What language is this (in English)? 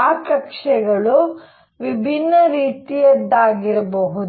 Kannada